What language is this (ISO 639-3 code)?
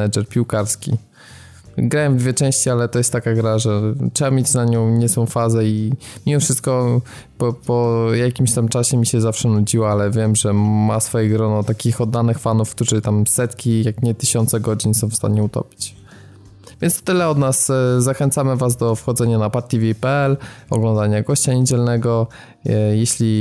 pol